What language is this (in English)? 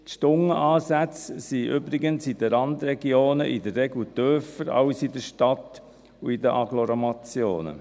Swiss German